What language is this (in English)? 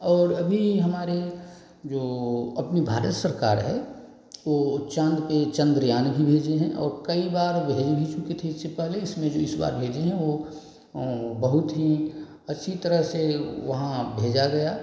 Hindi